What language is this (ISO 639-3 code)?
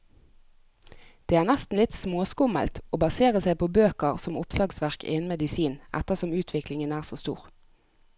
nor